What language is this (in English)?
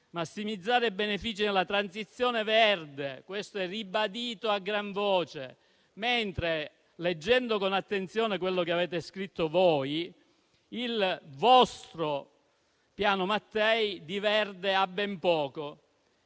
Italian